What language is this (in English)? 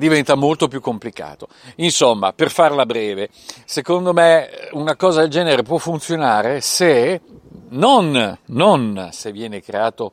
Italian